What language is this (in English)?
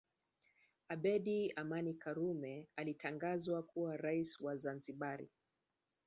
Swahili